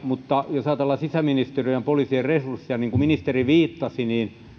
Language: Finnish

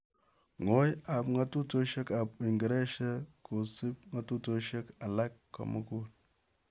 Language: Kalenjin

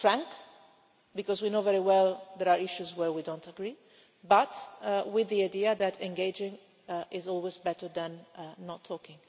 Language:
English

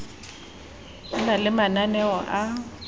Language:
Southern Sotho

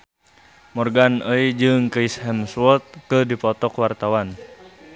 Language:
Sundanese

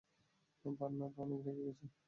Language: Bangla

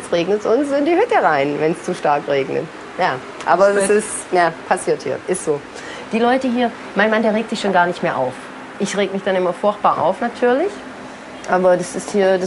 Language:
German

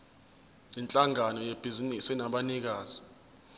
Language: Zulu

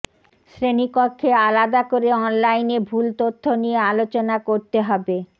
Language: Bangla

